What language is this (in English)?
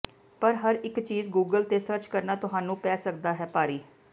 Punjabi